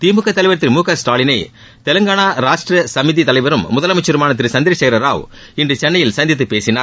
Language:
Tamil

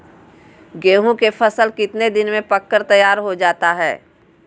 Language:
Magahi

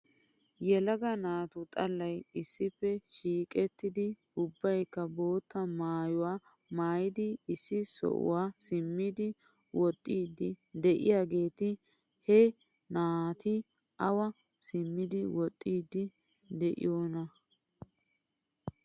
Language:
Wolaytta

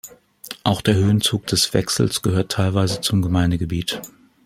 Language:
German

